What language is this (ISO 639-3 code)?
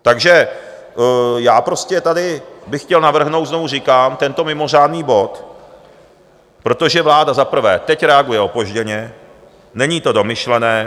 ces